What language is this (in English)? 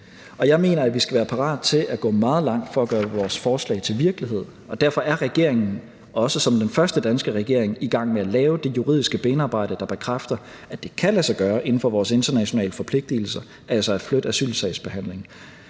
Danish